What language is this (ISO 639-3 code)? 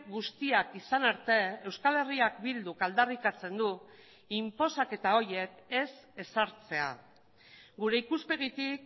eus